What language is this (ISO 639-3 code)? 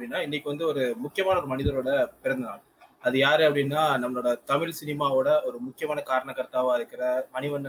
tam